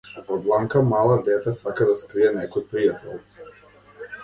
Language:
Macedonian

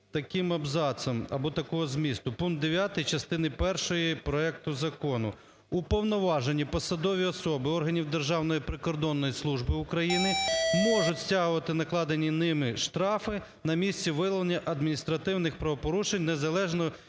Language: Ukrainian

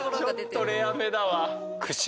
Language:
Japanese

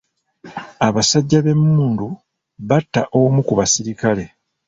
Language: Ganda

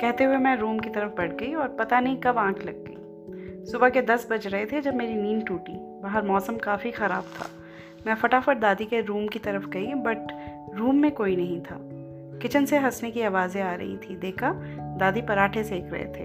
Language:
Hindi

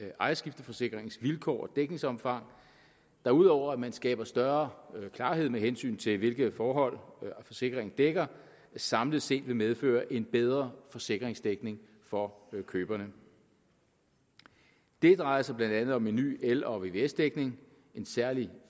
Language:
Danish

